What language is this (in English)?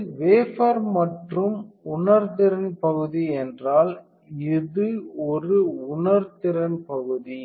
Tamil